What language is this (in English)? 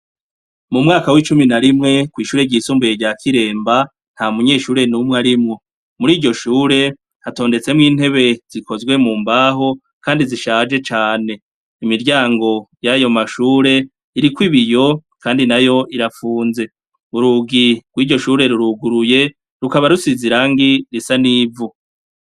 Rundi